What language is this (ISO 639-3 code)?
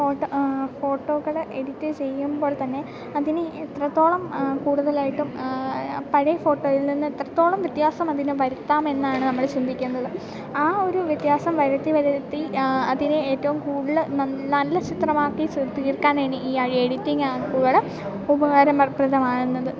mal